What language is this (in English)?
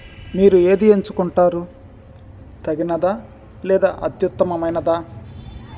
Telugu